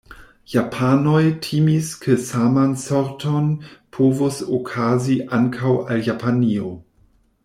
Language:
Esperanto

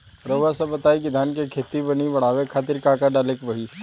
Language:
Bhojpuri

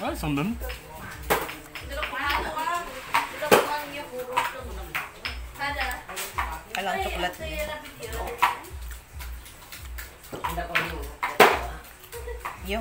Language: Indonesian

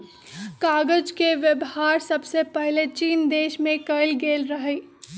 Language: Magahi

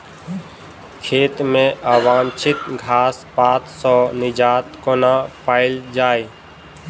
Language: Maithili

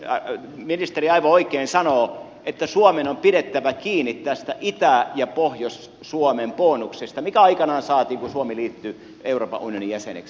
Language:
Finnish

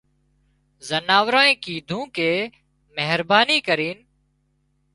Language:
Wadiyara Koli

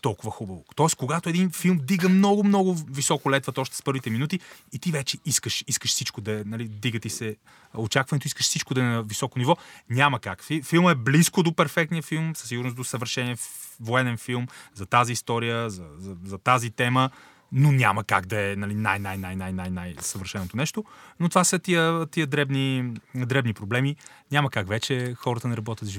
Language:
Bulgarian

